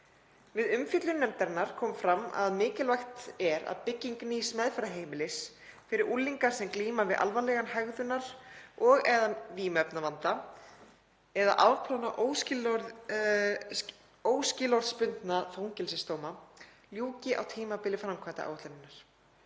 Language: Icelandic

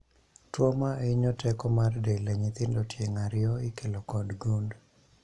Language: Luo (Kenya and Tanzania)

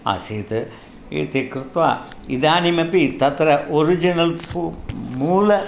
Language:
Sanskrit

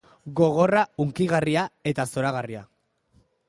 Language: Basque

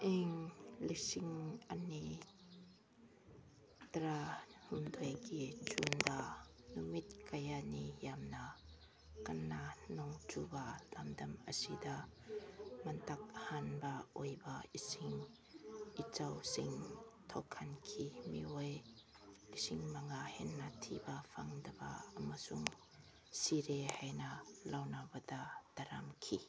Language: Manipuri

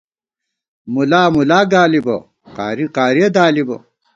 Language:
Gawar-Bati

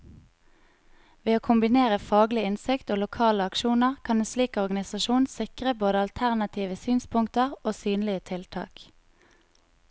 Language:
Norwegian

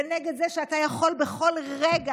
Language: Hebrew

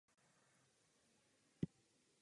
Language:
Czech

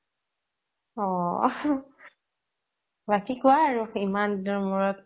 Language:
Assamese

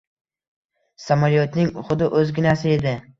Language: Uzbek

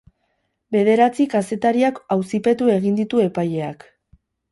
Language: Basque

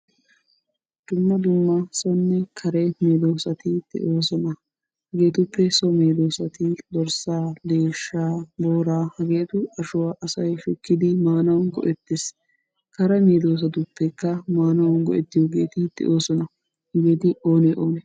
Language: Wolaytta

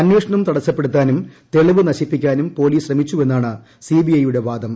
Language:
Malayalam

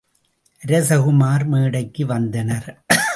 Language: Tamil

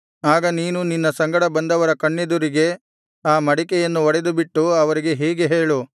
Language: Kannada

